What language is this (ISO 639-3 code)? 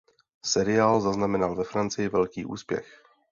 ces